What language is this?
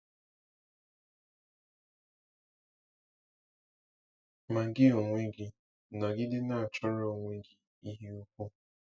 Igbo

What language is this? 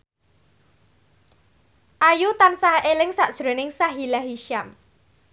Javanese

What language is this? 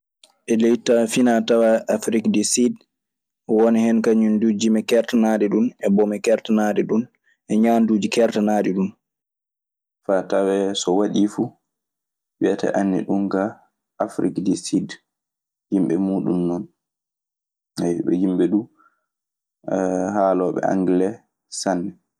Maasina Fulfulde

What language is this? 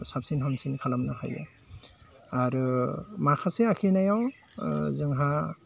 Bodo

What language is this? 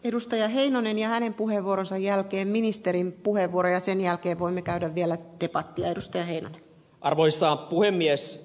Finnish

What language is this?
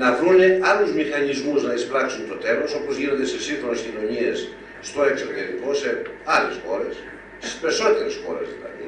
Greek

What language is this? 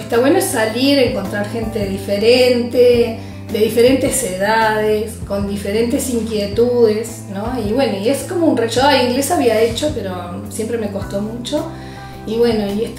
Spanish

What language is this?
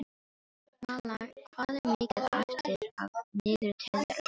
Icelandic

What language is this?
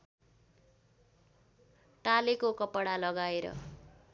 Nepali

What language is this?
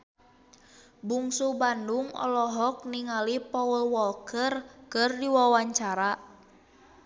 Sundanese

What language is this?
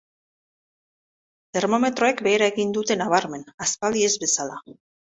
Basque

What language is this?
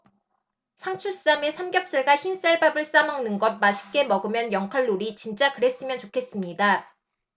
Korean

